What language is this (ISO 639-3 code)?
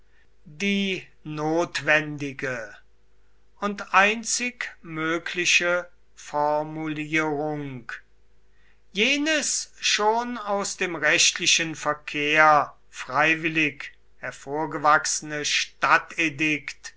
deu